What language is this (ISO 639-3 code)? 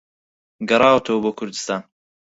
ckb